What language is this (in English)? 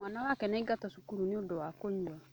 Kikuyu